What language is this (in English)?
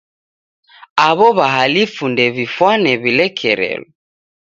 Taita